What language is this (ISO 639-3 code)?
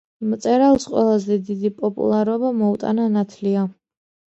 kat